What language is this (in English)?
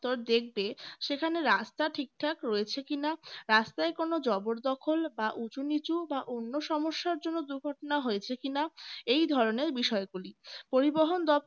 Bangla